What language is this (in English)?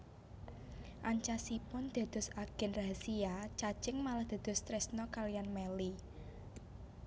Javanese